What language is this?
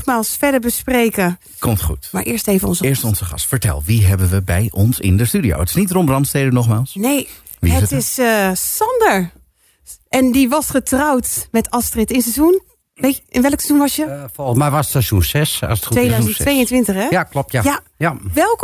Dutch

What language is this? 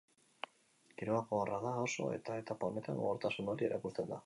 Basque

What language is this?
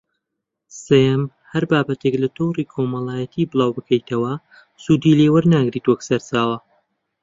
Central Kurdish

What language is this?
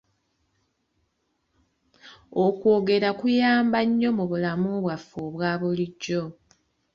Ganda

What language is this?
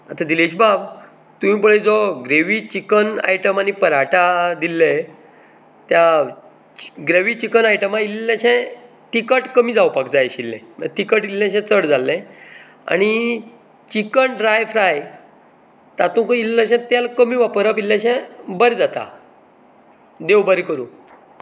Konkani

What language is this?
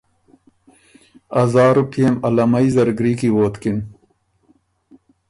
Ormuri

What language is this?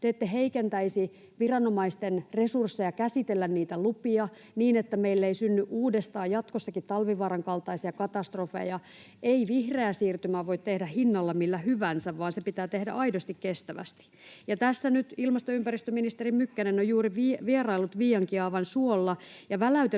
Finnish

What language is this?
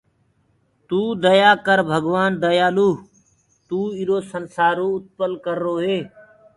Gurgula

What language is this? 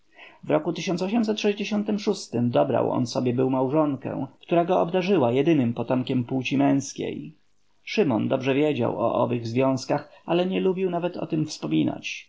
Polish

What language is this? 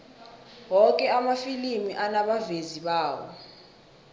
South Ndebele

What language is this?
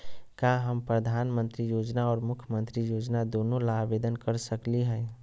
Magahi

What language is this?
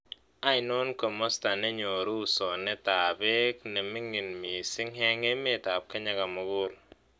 Kalenjin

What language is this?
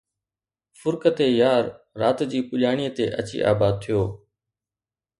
Sindhi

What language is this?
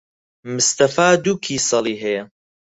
Central Kurdish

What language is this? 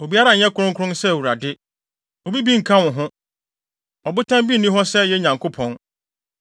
Akan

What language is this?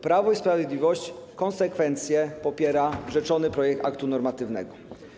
Polish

